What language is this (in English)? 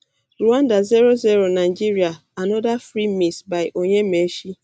Nigerian Pidgin